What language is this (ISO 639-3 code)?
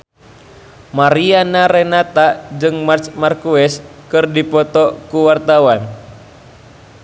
sun